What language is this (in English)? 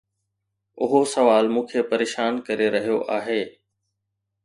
Sindhi